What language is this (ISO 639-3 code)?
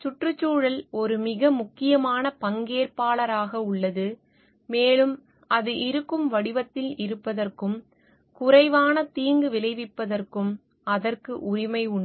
tam